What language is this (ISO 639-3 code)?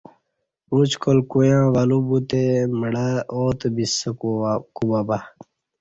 bsh